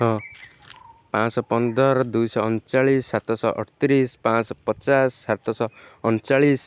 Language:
Odia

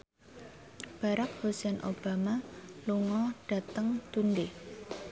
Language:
Javanese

